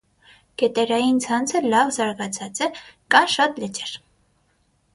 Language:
Armenian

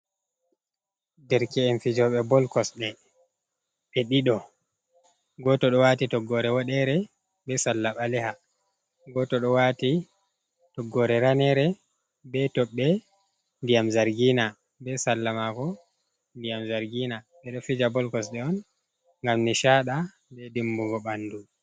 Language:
Fula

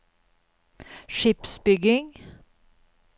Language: Norwegian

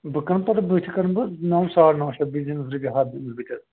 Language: Kashmiri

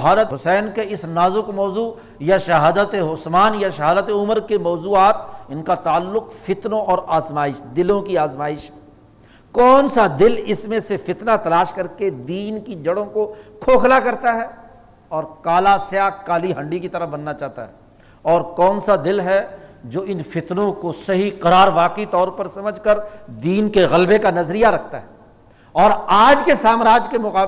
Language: Urdu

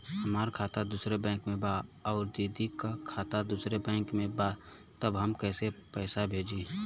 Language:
Bhojpuri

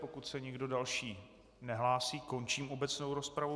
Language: Czech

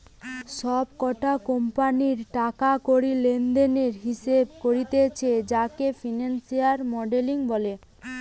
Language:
Bangla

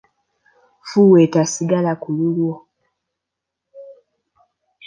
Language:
Ganda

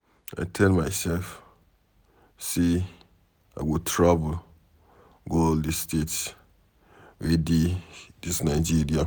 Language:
Nigerian Pidgin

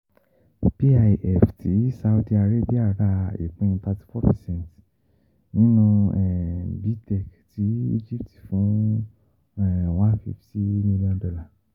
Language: Yoruba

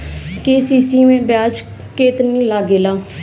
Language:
Bhojpuri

